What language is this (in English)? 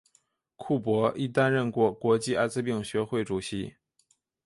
Chinese